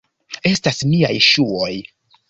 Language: Esperanto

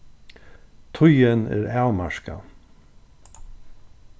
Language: Faroese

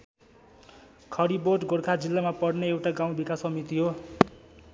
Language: Nepali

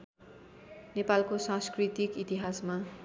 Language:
Nepali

